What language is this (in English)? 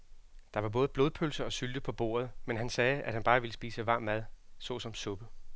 Danish